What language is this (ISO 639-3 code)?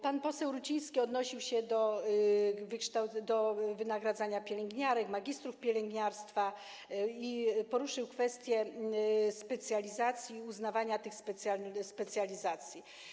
pol